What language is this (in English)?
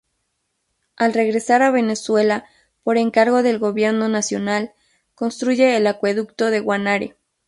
Spanish